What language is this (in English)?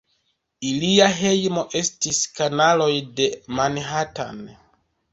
Esperanto